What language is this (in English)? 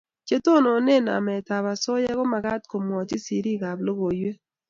Kalenjin